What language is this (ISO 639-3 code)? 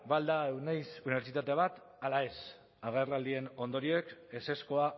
eus